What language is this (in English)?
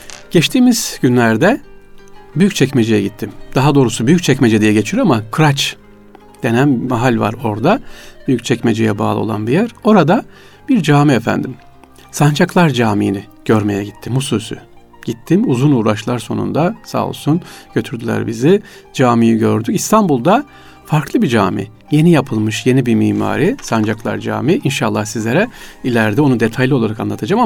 Turkish